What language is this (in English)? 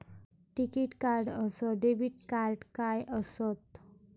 Marathi